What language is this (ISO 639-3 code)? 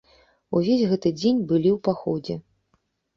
bel